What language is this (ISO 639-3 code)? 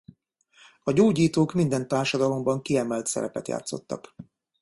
hun